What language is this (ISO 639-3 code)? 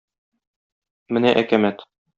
tat